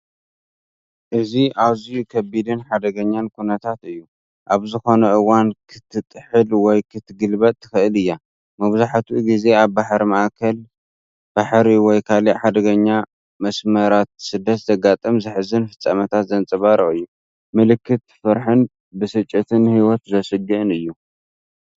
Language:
Tigrinya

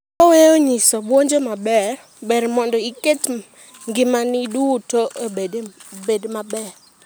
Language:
Luo (Kenya and Tanzania)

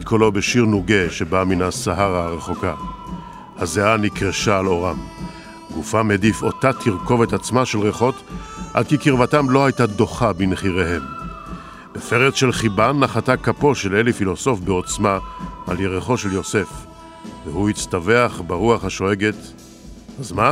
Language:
Hebrew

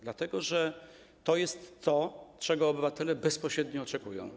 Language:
Polish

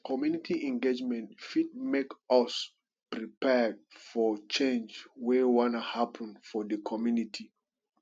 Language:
Nigerian Pidgin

